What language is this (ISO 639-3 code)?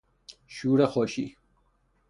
fas